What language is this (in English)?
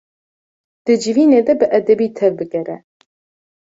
Kurdish